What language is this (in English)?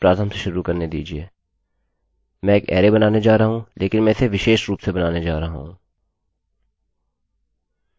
Hindi